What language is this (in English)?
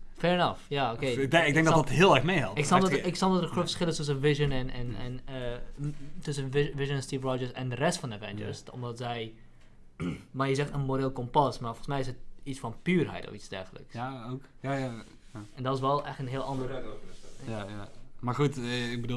Dutch